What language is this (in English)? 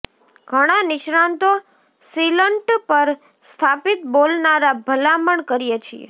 Gujarati